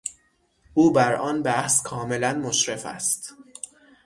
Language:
Persian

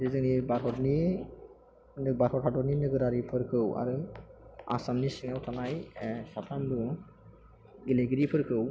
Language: Bodo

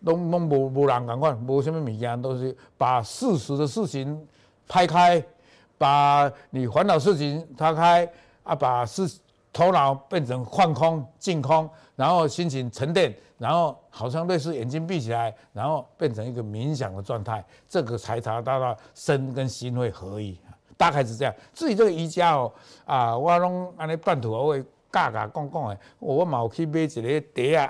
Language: Chinese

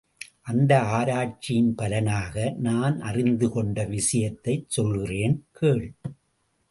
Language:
Tamil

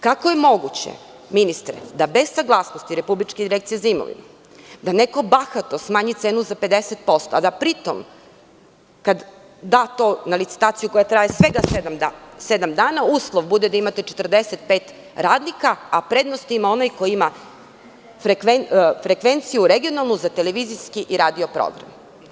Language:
Serbian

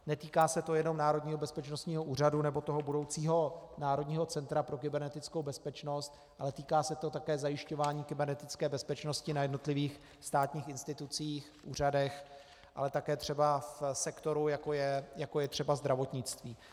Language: Czech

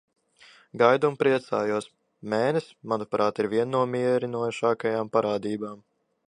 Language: Latvian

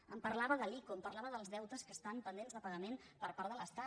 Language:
Catalan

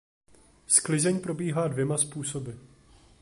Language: Czech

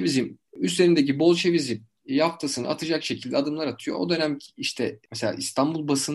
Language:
Turkish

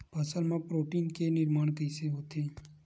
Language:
Chhattisgarhi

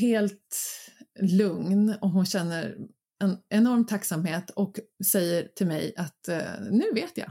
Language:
Swedish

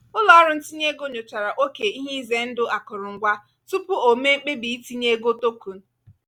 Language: Igbo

